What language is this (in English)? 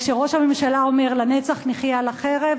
Hebrew